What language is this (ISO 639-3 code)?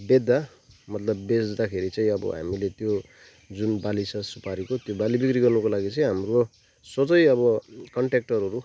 nep